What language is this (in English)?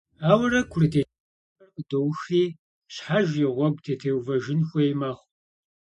Kabardian